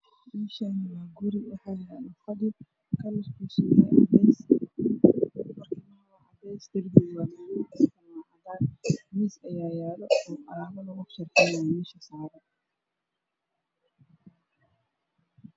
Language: Somali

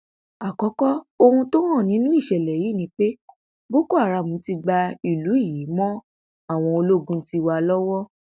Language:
Yoruba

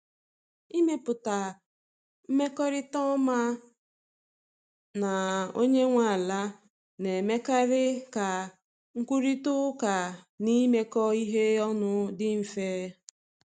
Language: Igbo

